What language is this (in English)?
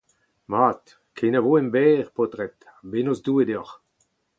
Breton